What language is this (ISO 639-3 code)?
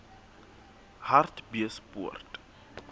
sot